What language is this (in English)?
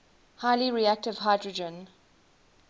English